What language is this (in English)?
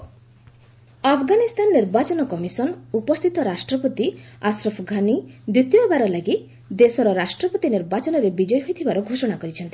Odia